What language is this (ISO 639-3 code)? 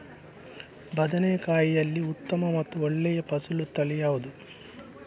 kan